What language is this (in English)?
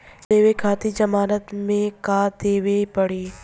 Bhojpuri